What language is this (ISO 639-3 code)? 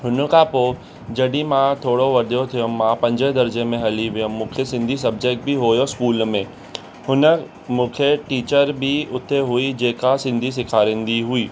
snd